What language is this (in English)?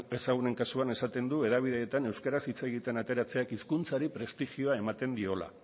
Basque